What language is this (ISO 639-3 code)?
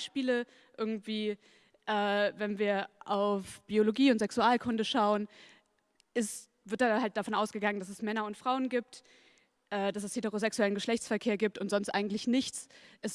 deu